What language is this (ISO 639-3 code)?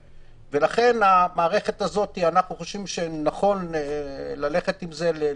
heb